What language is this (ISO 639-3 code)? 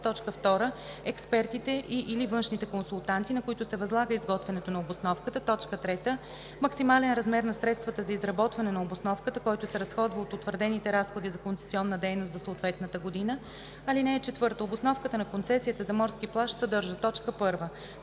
bul